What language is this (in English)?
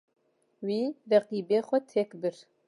Kurdish